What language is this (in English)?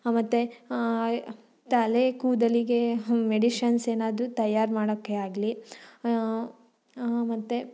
Kannada